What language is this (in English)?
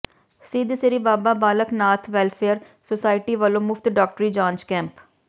Punjabi